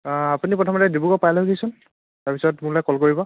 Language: Assamese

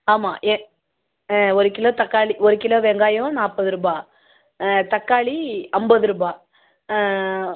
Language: Tamil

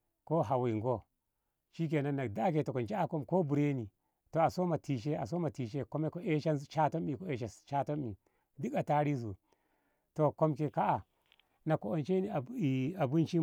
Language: Ngamo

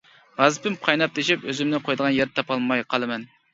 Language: Uyghur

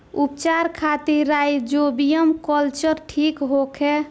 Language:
Bhojpuri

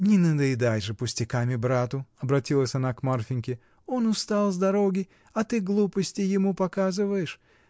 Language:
Russian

